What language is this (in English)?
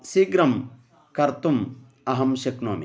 Sanskrit